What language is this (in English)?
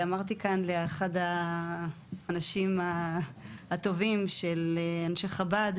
Hebrew